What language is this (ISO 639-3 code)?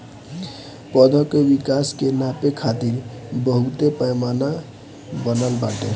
bho